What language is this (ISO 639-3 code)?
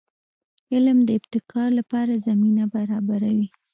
pus